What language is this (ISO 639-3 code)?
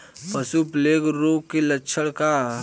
bho